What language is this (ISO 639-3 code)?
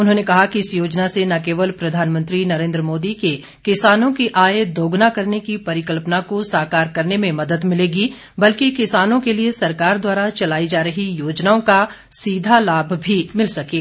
hin